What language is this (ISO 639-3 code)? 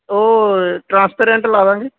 pan